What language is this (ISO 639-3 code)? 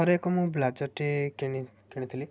ori